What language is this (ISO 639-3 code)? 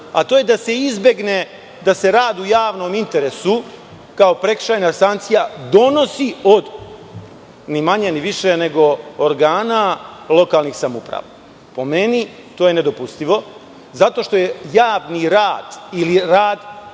srp